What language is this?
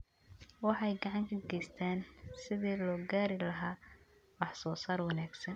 Somali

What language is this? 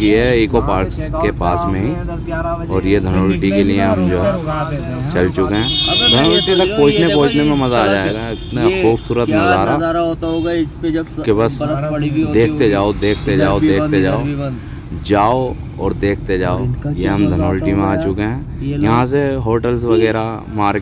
Hindi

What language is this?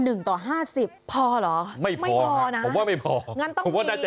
Thai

